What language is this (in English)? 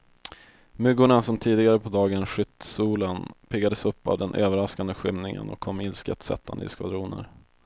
Swedish